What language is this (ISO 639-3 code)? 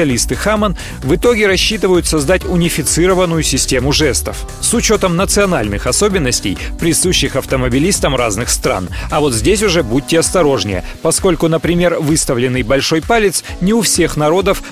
rus